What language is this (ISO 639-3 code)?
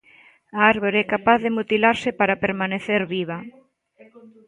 glg